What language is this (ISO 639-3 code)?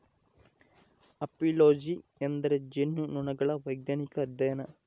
kan